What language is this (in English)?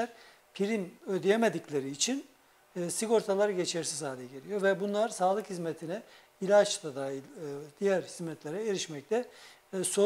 Turkish